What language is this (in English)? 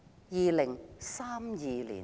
Cantonese